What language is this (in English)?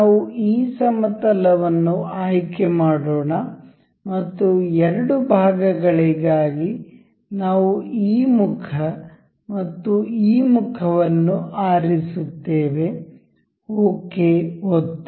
Kannada